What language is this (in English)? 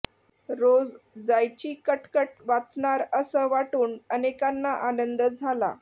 Marathi